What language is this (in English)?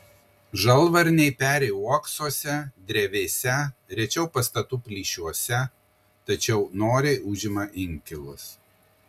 Lithuanian